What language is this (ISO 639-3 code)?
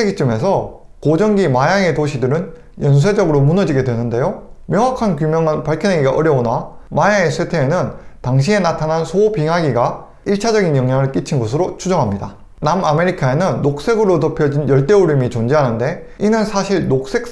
kor